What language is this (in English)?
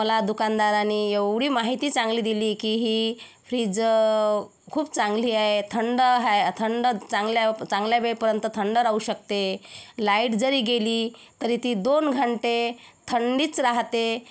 Marathi